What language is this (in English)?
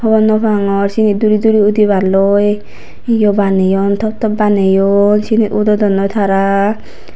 Chakma